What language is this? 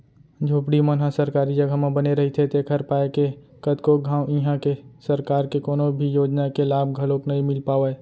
Chhattisgarhi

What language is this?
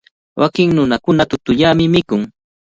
Cajatambo North Lima Quechua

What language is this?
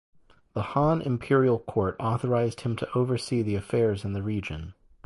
English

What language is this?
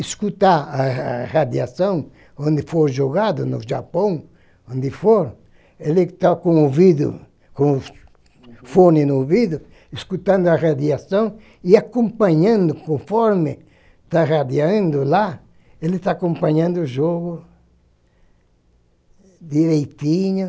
Portuguese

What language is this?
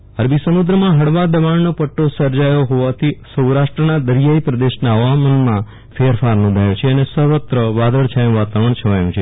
Gujarati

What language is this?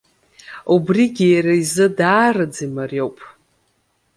Abkhazian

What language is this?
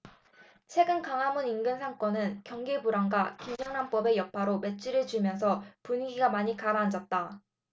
Korean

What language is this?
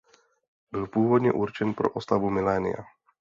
Czech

